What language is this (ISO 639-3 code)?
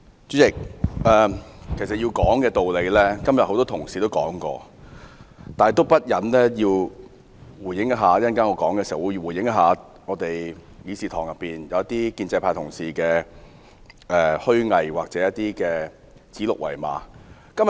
yue